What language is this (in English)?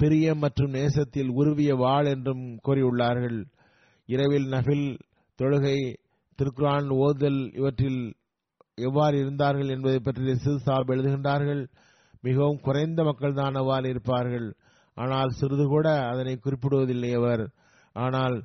Tamil